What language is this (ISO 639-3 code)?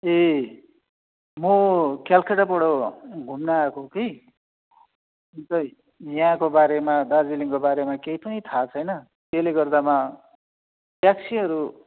nep